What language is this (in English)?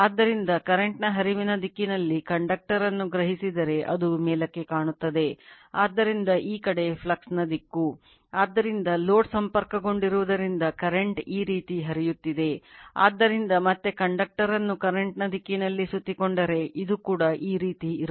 Kannada